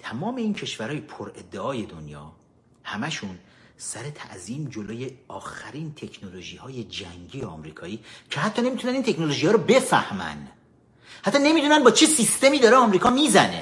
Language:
Persian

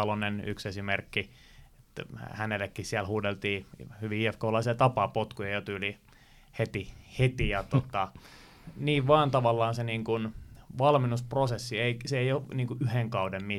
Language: Finnish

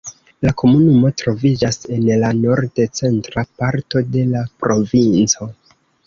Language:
Esperanto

